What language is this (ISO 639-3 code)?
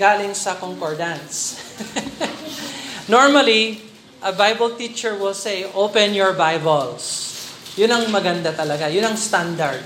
fil